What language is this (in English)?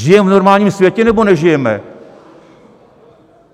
Czech